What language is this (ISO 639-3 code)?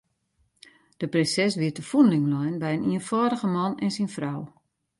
fry